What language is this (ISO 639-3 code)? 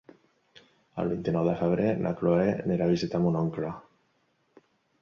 cat